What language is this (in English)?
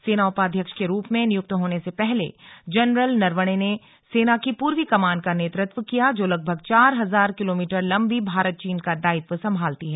Hindi